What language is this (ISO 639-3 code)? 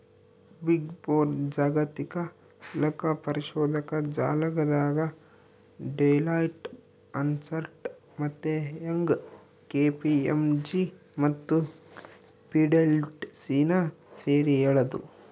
kan